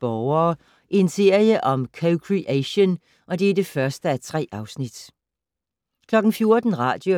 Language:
Danish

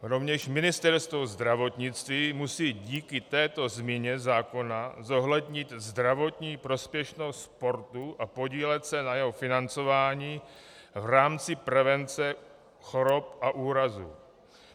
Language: Czech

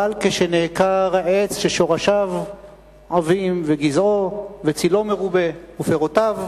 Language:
Hebrew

